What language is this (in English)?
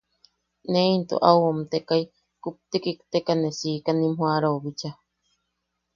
Yaqui